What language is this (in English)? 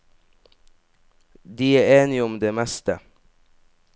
Norwegian